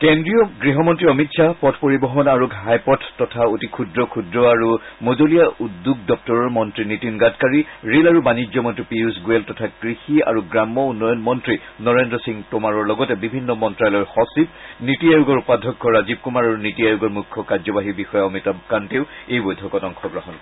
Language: Assamese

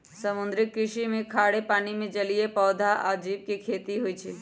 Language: Magahi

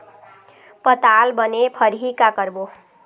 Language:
Chhattisgarhi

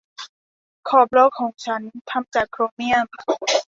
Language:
Thai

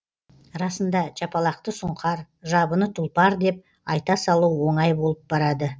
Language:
Kazakh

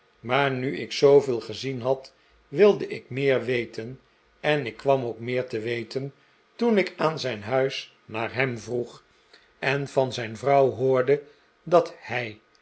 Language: Dutch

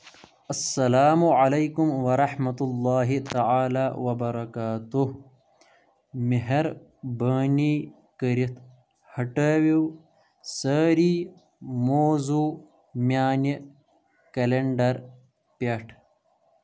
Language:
Kashmiri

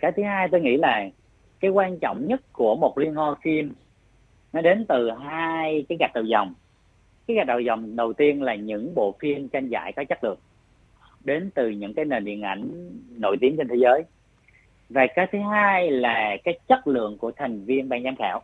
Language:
Vietnamese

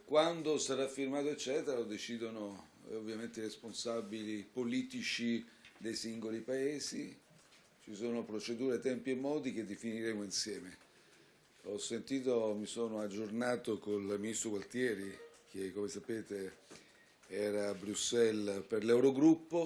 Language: Italian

